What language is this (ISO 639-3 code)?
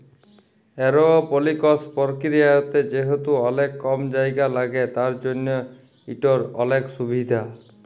ben